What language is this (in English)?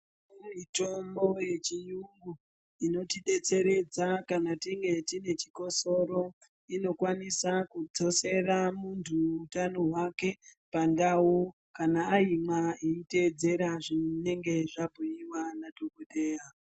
Ndau